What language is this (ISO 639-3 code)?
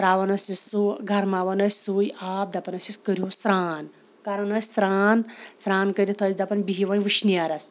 kas